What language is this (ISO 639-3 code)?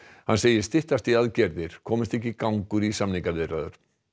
isl